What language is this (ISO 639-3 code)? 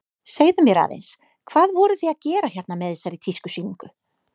isl